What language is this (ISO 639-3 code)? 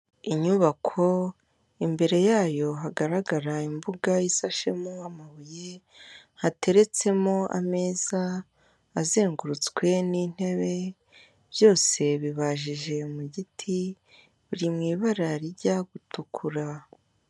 kin